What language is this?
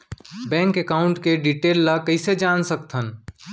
Chhattisgarhi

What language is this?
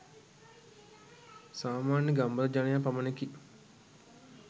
Sinhala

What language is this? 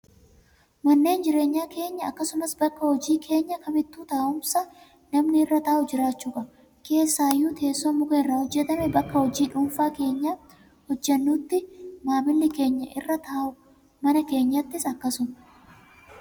Oromo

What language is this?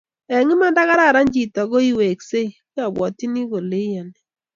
Kalenjin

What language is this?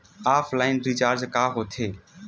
Chhattisgarhi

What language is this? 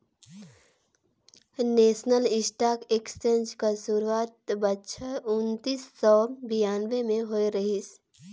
Chhattisgarhi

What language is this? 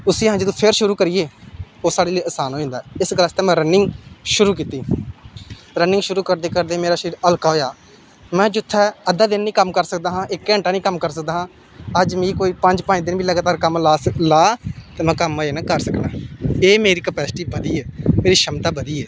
Dogri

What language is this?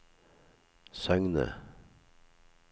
Norwegian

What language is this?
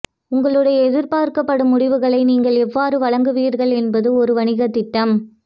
Tamil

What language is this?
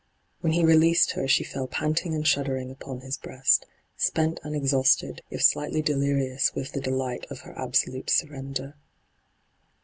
English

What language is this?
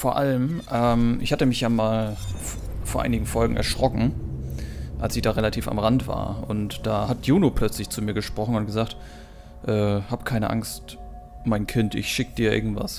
German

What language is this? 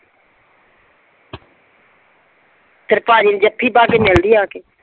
Punjabi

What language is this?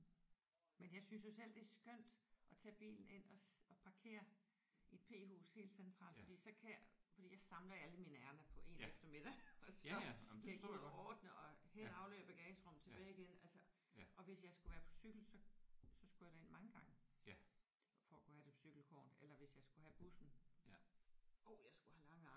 Danish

